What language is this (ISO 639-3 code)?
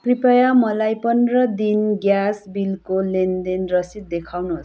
nep